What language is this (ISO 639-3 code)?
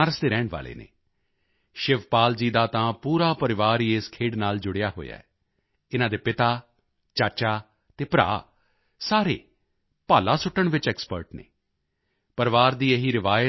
pan